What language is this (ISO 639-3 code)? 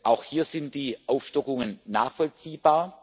deu